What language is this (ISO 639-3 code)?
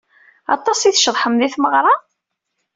kab